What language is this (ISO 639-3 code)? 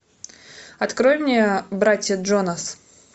rus